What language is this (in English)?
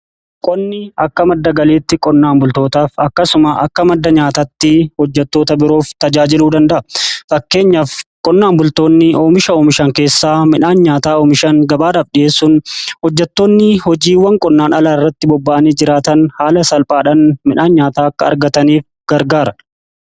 Oromo